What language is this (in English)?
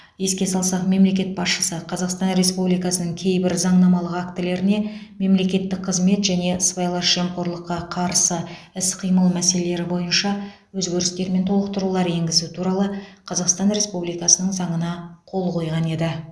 Kazakh